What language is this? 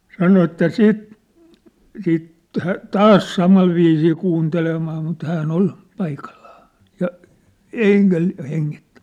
Finnish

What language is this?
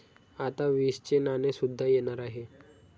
Marathi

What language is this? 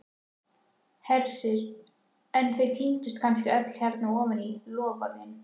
Icelandic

